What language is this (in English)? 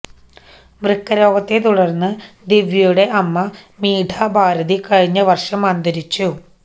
Malayalam